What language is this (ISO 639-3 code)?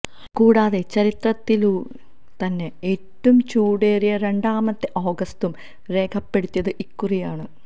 mal